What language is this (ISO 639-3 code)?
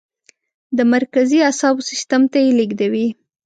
pus